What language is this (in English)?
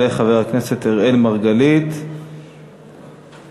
Hebrew